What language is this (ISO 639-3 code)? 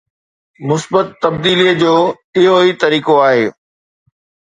snd